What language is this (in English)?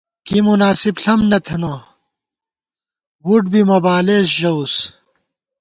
Gawar-Bati